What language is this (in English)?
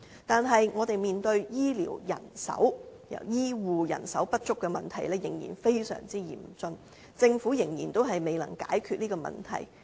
Cantonese